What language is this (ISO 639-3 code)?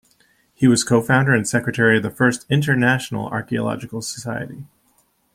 eng